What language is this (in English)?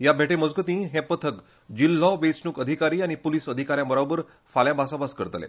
Konkani